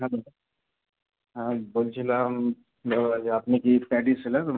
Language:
Bangla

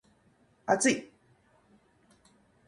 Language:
Japanese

